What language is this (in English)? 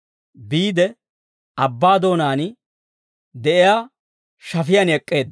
Dawro